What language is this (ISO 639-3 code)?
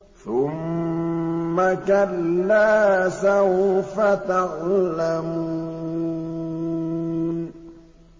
ara